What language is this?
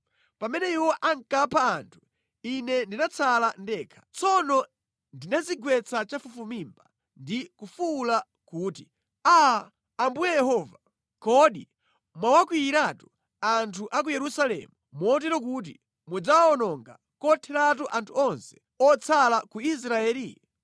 Nyanja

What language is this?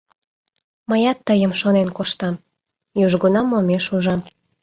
Mari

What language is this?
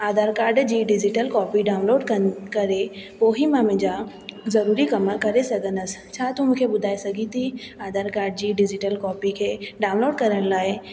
Sindhi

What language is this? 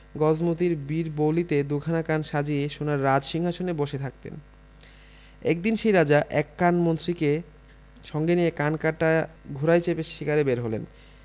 Bangla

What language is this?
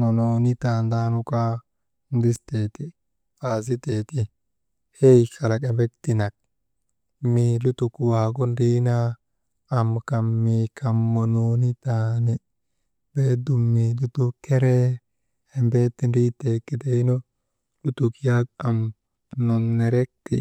Maba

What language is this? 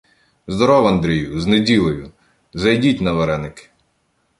Ukrainian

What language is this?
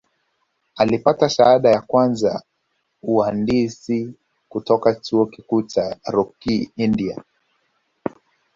Swahili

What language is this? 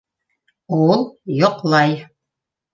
Bashkir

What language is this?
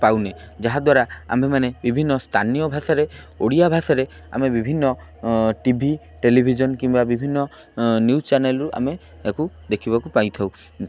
Odia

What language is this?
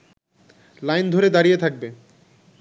Bangla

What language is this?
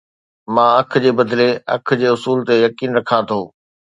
Sindhi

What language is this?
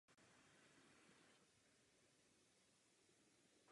Czech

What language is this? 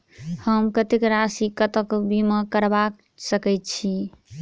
Maithili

